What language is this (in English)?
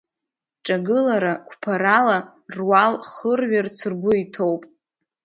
Abkhazian